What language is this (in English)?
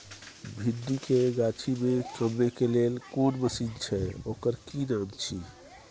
Maithili